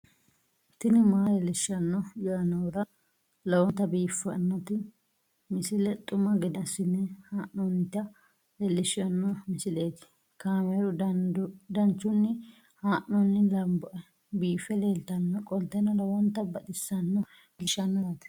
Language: Sidamo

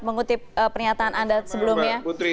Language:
Indonesian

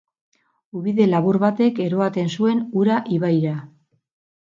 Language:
Basque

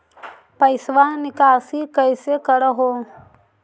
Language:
Magahi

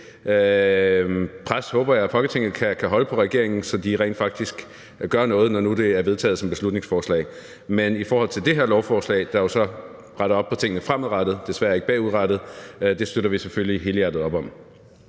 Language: Danish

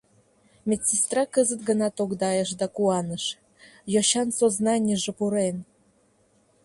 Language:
Mari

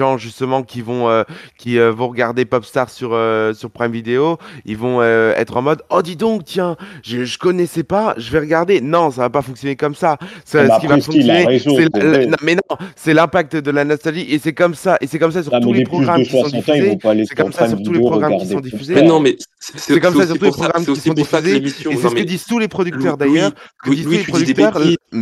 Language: French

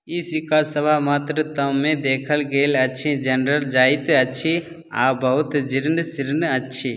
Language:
Maithili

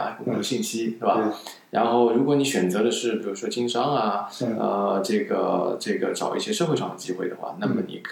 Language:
Chinese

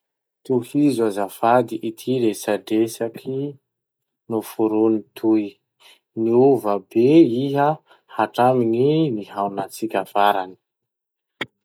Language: Masikoro Malagasy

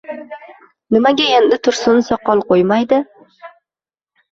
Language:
Uzbek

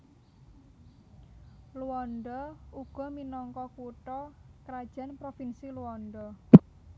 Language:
Javanese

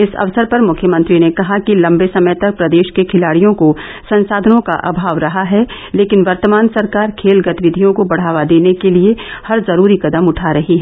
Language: Hindi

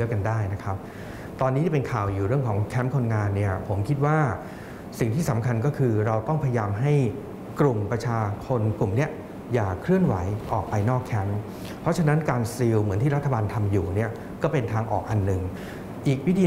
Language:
Thai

